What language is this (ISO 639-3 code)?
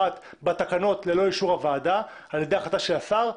heb